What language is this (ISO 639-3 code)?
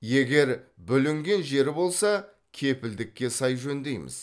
kaz